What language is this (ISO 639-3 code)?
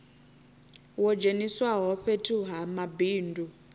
ven